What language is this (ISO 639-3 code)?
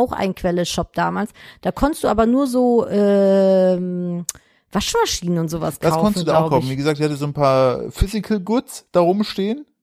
deu